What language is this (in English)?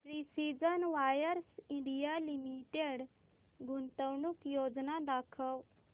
Marathi